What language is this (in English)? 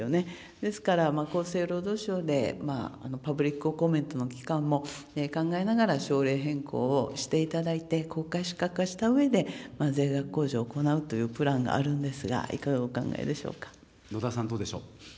Japanese